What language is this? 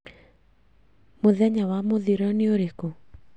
Kikuyu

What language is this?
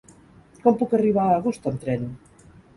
Catalan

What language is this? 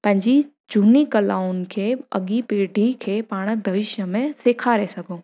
Sindhi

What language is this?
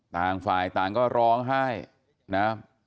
Thai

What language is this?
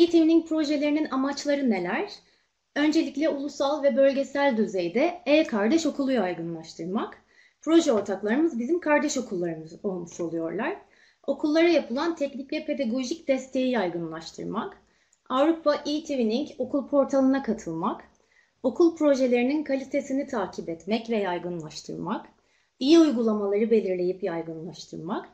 Turkish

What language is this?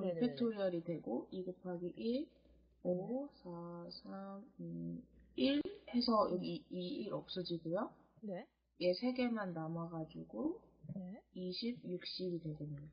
Korean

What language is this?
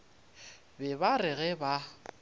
Northern Sotho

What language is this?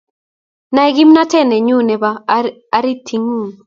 Kalenjin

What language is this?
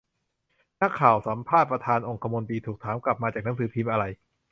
Thai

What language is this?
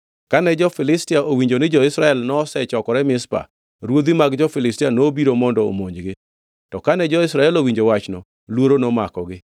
Luo (Kenya and Tanzania)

